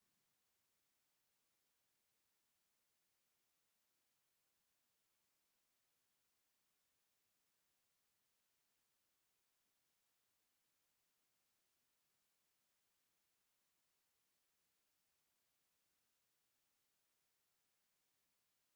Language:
Swahili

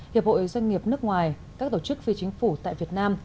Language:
Vietnamese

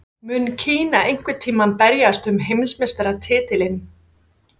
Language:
Icelandic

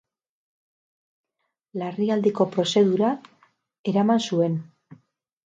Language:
Basque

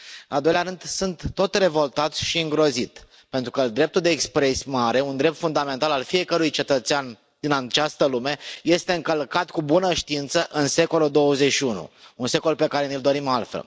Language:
Romanian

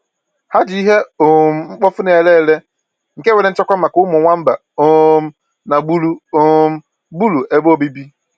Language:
Igbo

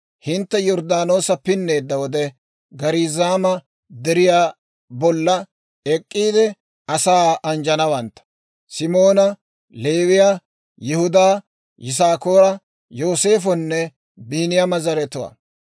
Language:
Dawro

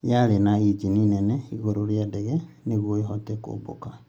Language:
Kikuyu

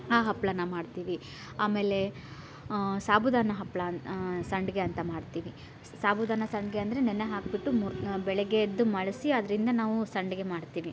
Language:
Kannada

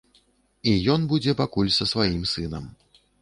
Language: Belarusian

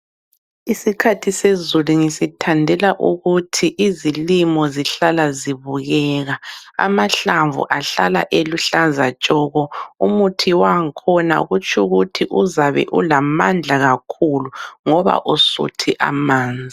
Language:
North Ndebele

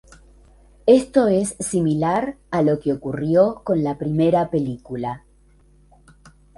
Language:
Spanish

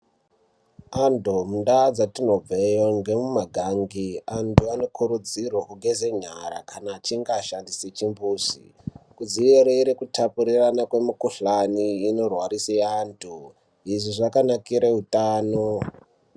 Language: Ndau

